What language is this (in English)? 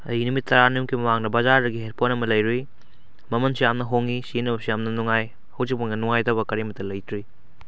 Manipuri